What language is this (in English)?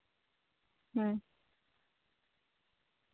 Santali